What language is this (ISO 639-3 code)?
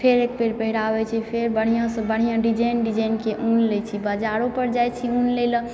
mai